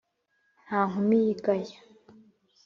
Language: Kinyarwanda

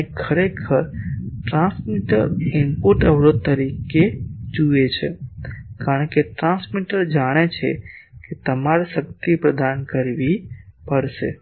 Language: Gujarati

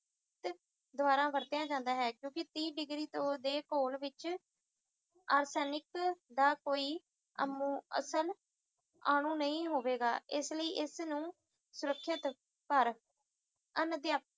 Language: Punjabi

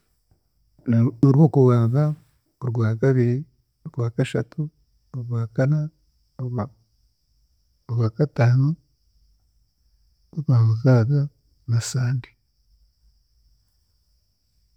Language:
Chiga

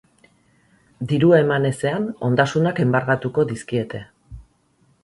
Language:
Basque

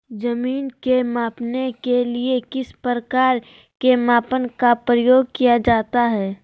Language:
Magahi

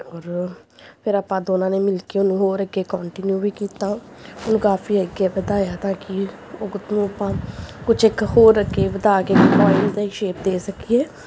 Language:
Punjabi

